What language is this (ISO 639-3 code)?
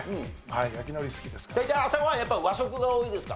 jpn